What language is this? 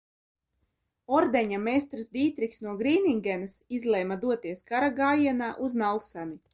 Latvian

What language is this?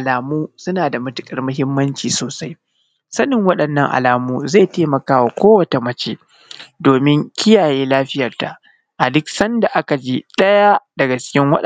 Hausa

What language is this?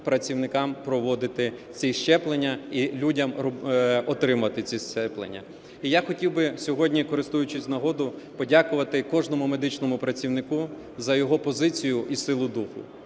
Ukrainian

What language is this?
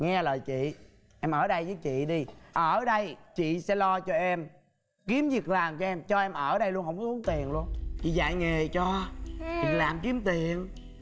Vietnamese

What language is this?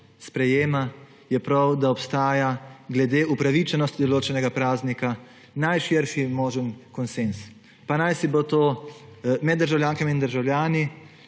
Slovenian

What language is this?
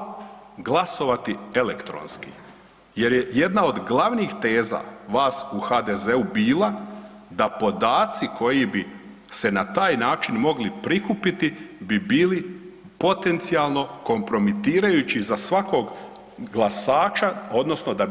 Croatian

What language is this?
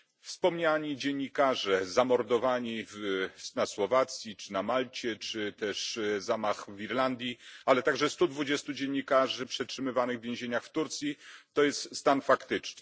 Polish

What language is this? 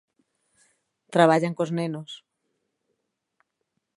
Galician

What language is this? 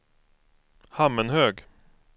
Swedish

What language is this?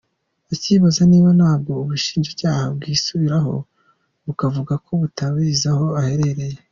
Kinyarwanda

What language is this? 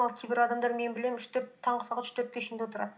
Kazakh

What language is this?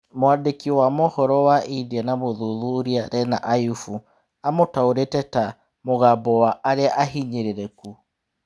Kikuyu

